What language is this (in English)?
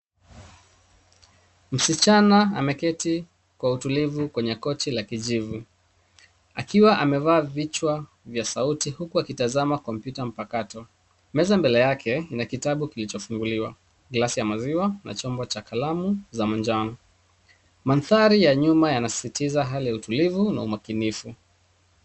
Swahili